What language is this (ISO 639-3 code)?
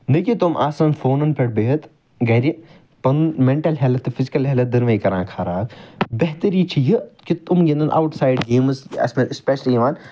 kas